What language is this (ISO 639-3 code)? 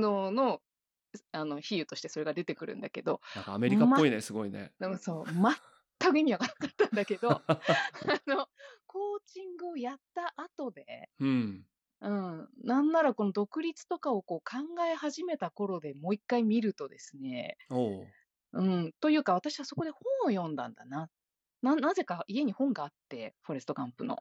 jpn